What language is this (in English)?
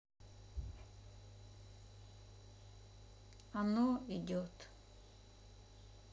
Russian